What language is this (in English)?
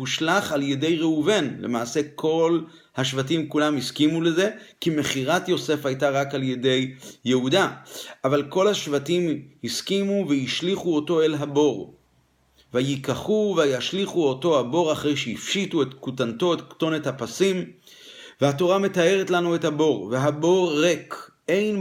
Hebrew